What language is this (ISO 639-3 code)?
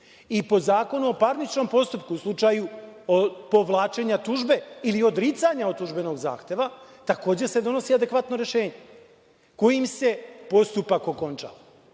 srp